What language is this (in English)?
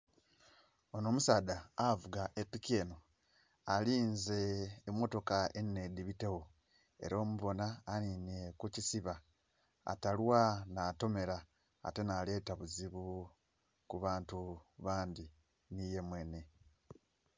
Soga